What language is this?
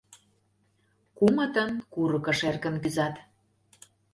Mari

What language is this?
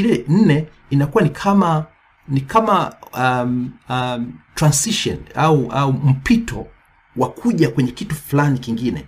Swahili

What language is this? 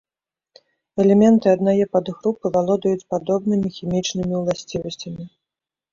Belarusian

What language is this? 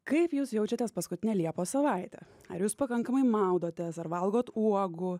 Lithuanian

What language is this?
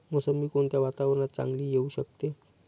Marathi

